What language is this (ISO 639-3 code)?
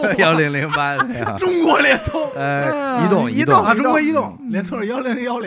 zho